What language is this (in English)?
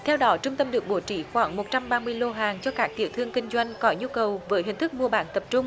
Vietnamese